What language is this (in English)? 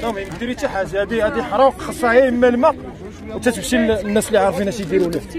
Arabic